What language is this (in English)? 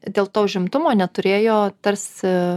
Lithuanian